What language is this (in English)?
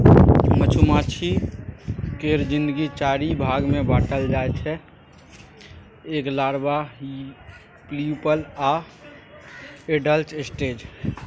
Maithili